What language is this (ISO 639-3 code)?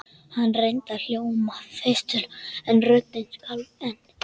isl